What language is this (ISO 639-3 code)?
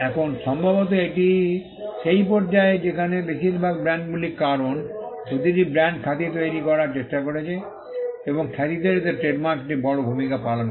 ben